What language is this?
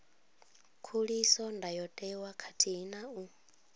Venda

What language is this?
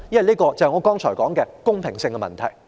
Cantonese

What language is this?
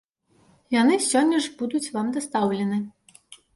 Belarusian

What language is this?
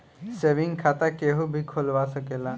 Bhojpuri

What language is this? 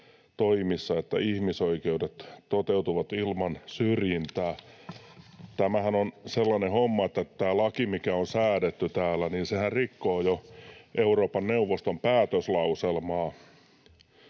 Finnish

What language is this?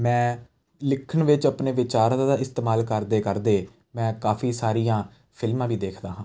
Punjabi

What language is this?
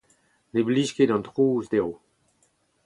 Breton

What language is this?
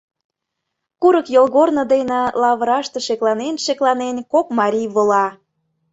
Mari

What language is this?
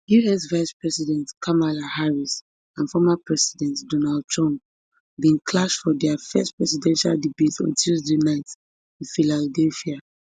Nigerian Pidgin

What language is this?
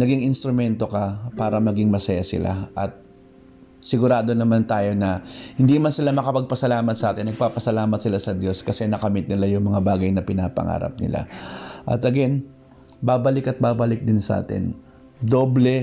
Filipino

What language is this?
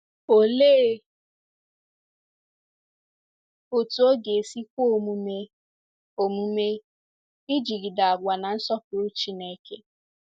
Igbo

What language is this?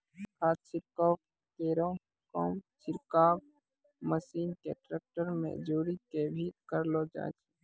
Maithili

